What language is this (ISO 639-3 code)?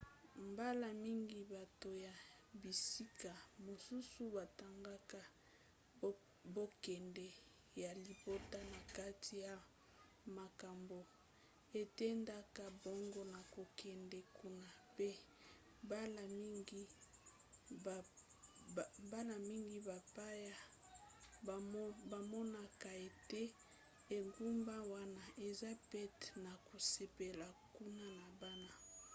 lin